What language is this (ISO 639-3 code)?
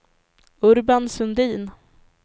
swe